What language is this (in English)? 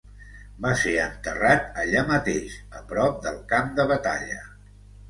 Catalan